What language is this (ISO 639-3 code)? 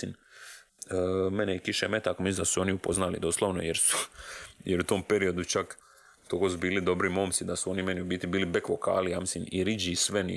hrv